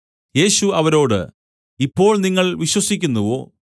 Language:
Malayalam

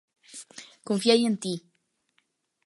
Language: Galician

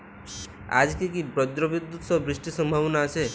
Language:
Bangla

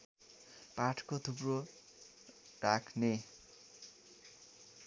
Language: Nepali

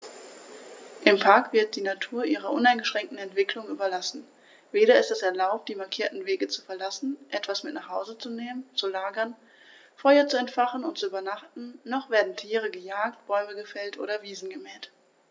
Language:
German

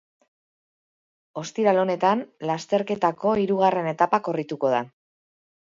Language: Basque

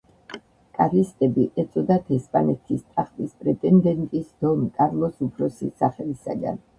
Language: Georgian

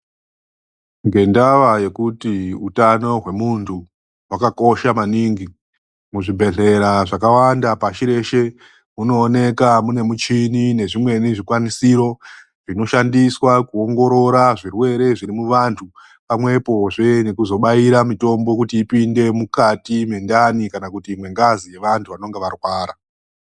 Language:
Ndau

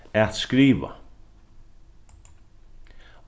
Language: Faroese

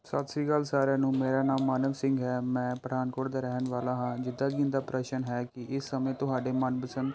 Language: Punjabi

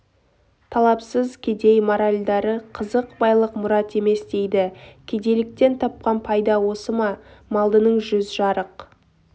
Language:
Kazakh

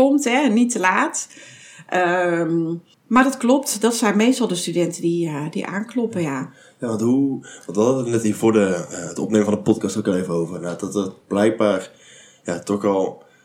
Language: Dutch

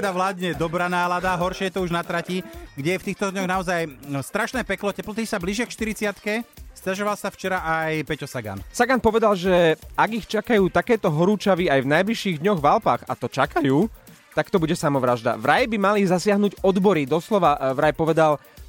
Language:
Slovak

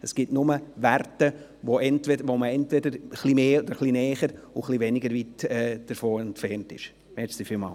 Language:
Swiss German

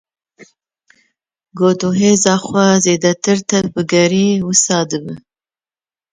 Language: Kurdish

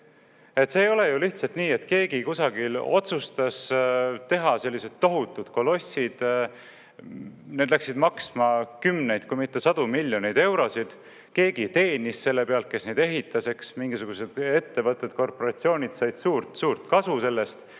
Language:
Estonian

